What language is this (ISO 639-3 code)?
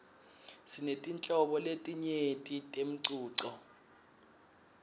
ssw